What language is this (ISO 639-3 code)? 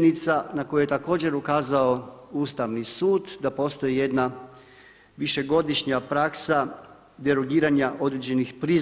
hrv